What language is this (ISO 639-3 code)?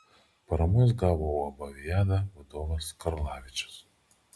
lit